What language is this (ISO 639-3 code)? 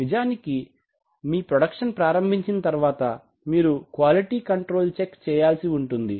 tel